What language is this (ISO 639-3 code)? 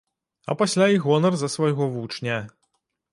bel